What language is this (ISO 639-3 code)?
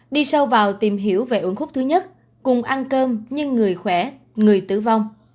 vie